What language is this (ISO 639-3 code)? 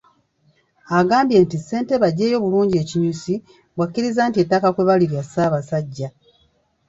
lug